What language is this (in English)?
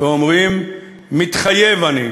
Hebrew